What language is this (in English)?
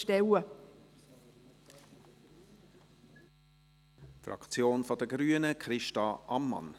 Swiss German